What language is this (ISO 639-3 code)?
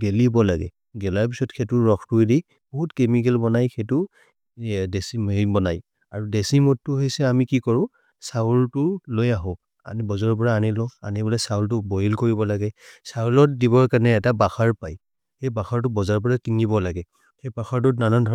mrr